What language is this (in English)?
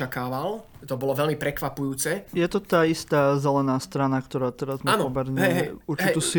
Slovak